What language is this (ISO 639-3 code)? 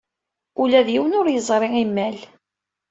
kab